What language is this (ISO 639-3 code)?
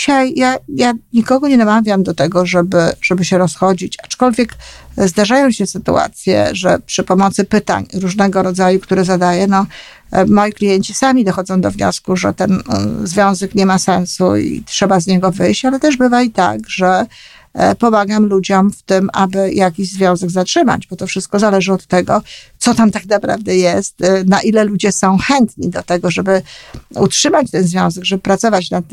pol